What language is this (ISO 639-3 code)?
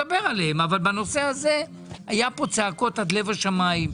heb